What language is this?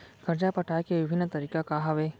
Chhattisgarhi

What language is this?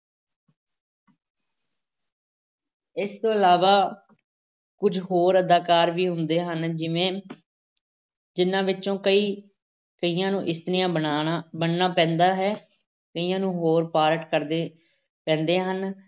Punjabi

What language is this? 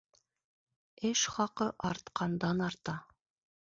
Bashkir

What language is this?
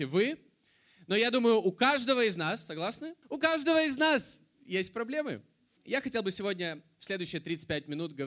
Russian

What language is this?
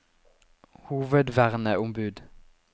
Norwegian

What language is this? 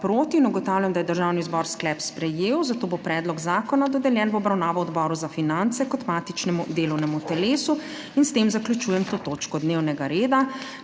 Slovenian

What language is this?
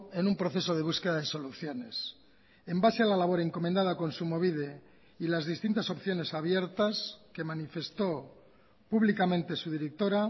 Spanish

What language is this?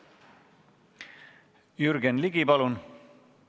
Estonian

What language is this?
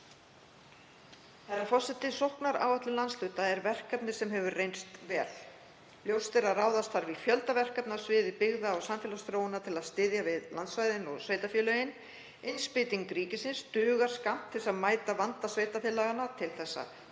Icelandic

